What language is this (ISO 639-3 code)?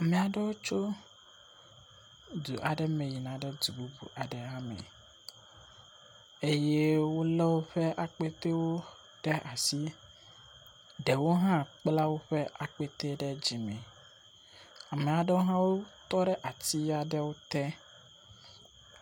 ewe